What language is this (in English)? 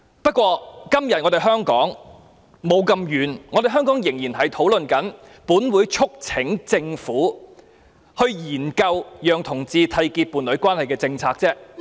Cantonese